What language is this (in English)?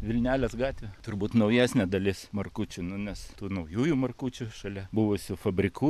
Lithuanian